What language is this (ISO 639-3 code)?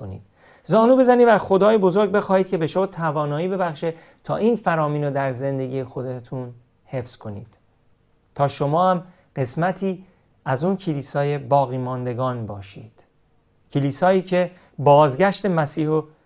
fas